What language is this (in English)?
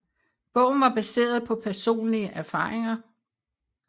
Danish